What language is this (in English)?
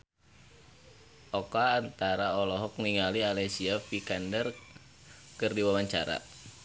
Sundanese